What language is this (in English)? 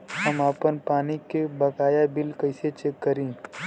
Bhojpuri